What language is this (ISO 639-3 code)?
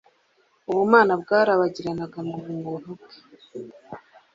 kin